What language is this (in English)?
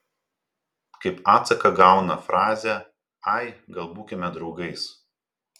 Lithuanian